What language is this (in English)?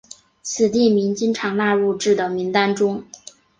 Chinese